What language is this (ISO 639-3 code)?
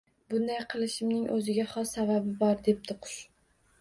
uzb